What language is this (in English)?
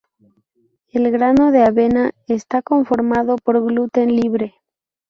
Spanish